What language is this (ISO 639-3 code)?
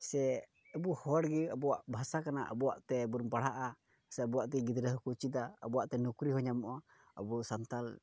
sat